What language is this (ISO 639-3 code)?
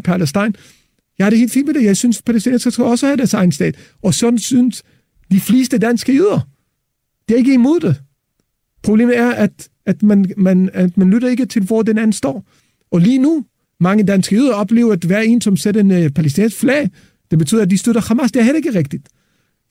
dan